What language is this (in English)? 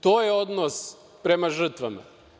Serbian